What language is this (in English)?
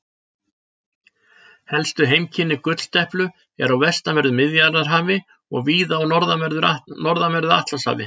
Icelandic